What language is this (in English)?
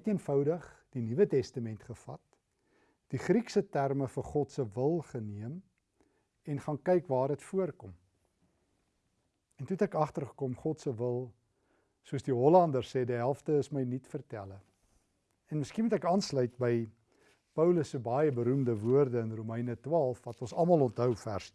Dutch